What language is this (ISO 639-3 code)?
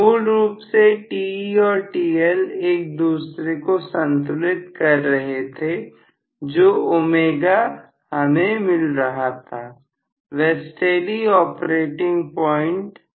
hin